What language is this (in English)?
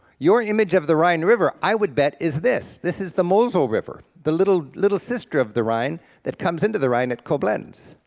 English